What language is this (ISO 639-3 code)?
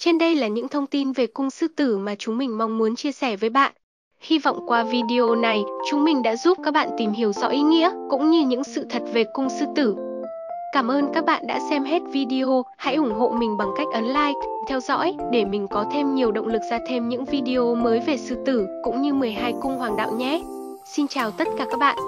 vie